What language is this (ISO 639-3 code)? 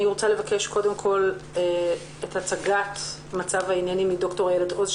heb